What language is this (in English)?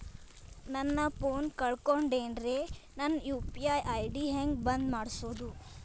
Kannada